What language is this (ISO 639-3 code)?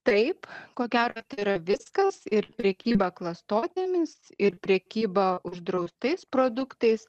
lit